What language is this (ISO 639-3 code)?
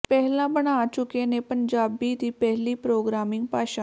pan